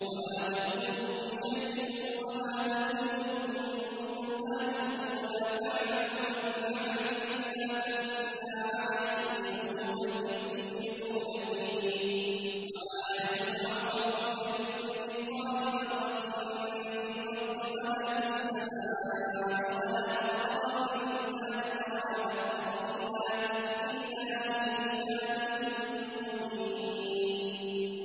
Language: Arabic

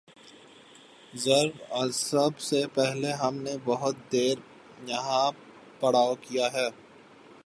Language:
Urdu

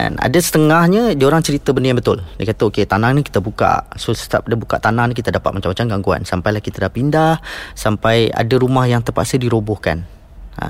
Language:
Malay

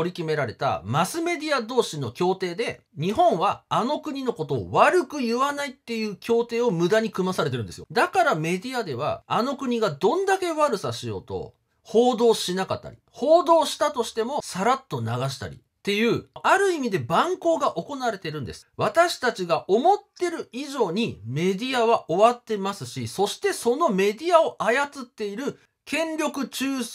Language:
Japanese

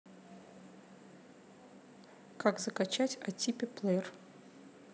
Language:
Russian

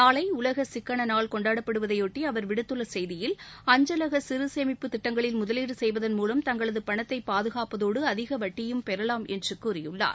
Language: Tamil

